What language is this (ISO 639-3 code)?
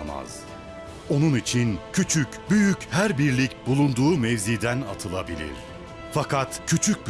tur